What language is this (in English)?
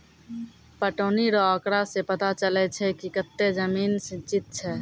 Maithili